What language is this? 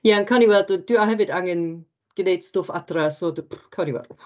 Welsh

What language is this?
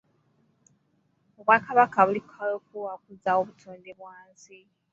Ganda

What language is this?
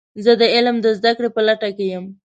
Pashto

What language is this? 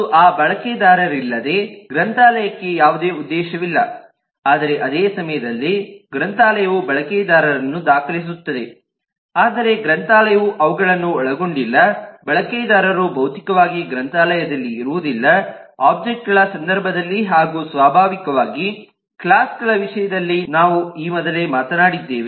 Kannada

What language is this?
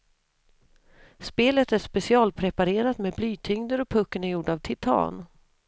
Swedish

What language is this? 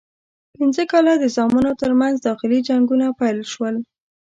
Pashto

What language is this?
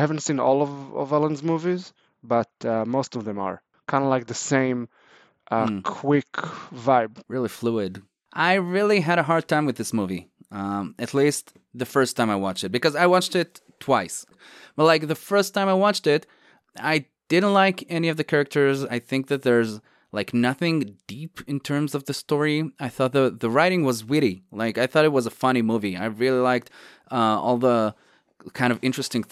English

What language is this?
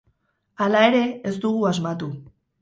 Basque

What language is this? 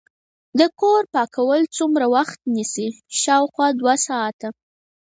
Pashto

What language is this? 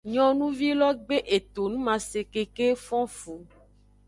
Aja (Benin)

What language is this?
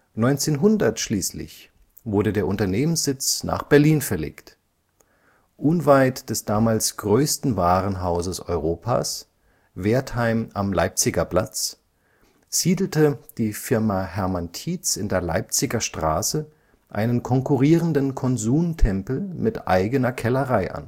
German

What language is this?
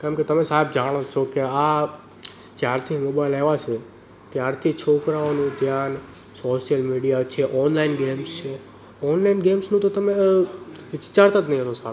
Gujarati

